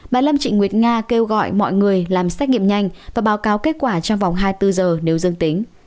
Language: Vietnamese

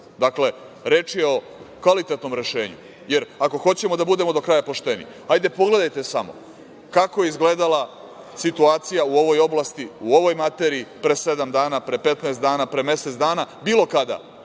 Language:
Serbian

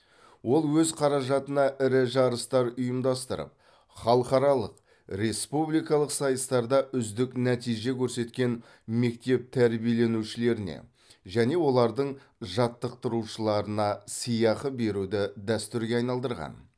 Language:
Kazakh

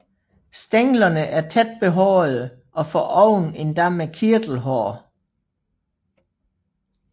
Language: Danish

